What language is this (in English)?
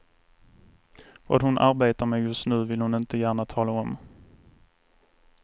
Swedish